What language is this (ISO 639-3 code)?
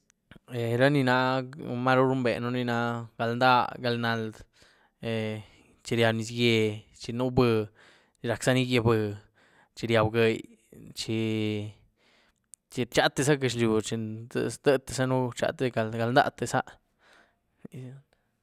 ztu